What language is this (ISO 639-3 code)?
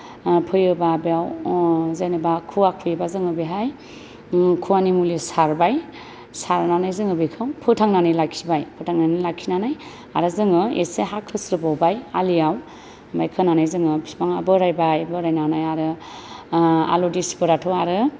brx